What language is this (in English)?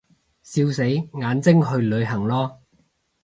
Cantonese